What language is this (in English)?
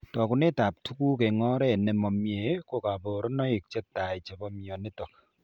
Kalenjin